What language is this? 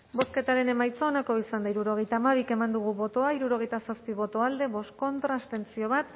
Basque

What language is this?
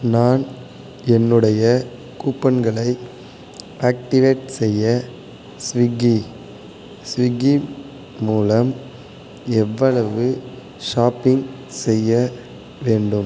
Tamil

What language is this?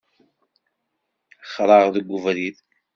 Kabyle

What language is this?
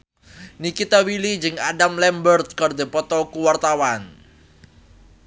Sundanese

